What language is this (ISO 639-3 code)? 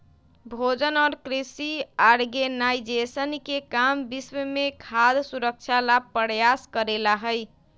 mag